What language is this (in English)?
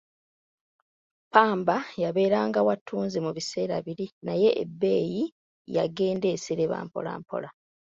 Ganda